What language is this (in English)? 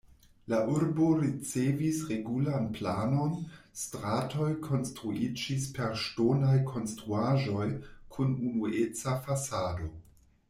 Esperanto